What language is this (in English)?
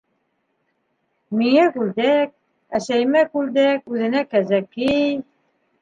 Bashkir